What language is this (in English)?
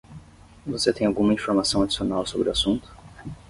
Portuguese